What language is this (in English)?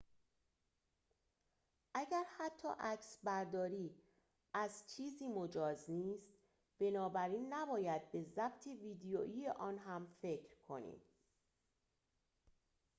Persian